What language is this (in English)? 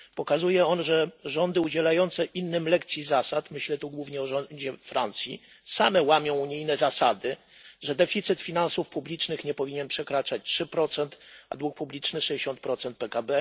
Polish